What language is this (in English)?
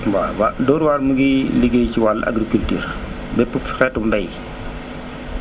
Wolof